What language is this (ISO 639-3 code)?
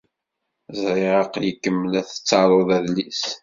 kab